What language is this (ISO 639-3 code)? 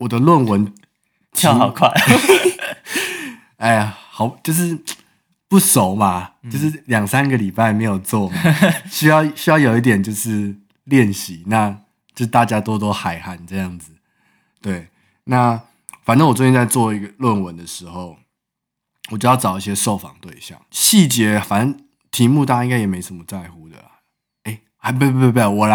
zho